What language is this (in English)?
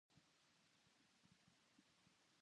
Japanese